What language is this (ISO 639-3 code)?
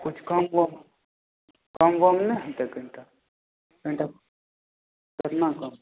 mai